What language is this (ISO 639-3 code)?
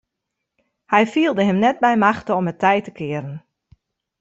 fry